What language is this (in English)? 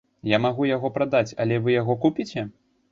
Belarusian